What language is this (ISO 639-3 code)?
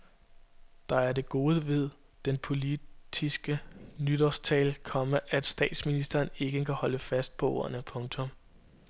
dan